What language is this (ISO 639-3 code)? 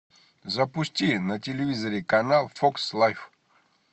rus